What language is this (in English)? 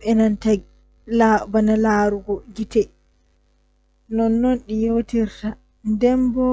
Western Niger Fulfulde